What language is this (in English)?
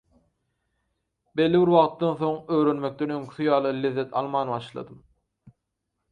Turkmen